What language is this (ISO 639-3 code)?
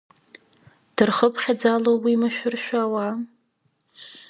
abk